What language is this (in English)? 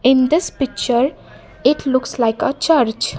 English